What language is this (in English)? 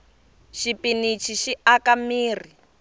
Tsonga